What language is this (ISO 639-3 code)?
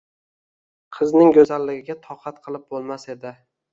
uzb